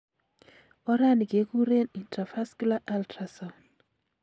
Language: Kalenjin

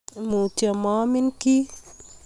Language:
Kalenjin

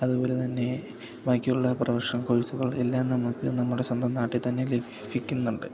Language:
Malayalam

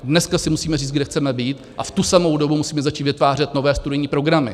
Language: Czech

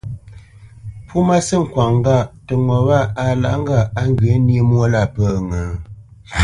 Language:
Bamenyam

